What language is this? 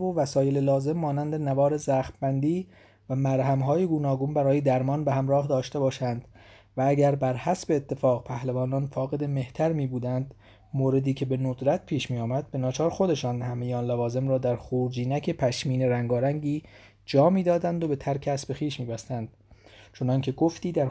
Persian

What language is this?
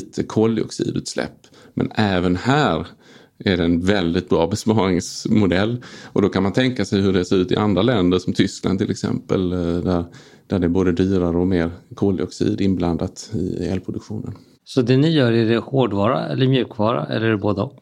Swedish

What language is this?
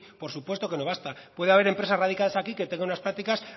Spanish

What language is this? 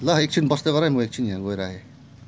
Nepali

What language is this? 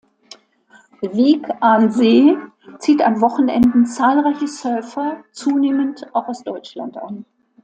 German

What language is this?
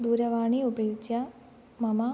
Sanskrit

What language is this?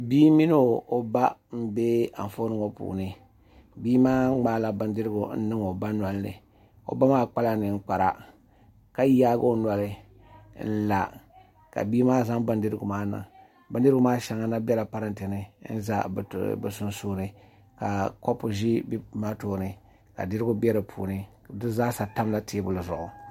Dagbani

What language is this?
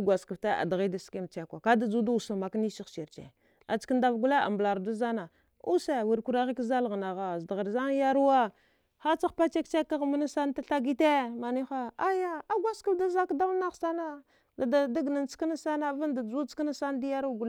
Dghwede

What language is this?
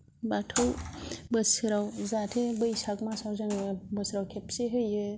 Bodo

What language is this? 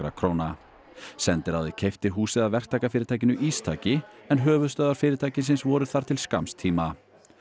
Icelandic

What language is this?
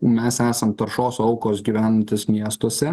Lithuanian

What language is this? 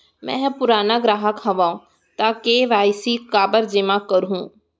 Chhattisgarhi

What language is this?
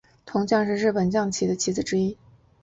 Chinese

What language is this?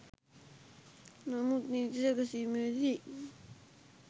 Sinhala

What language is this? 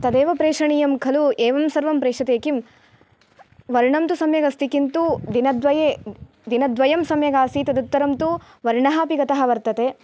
Sanskrit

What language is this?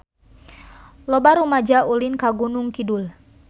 Sundanese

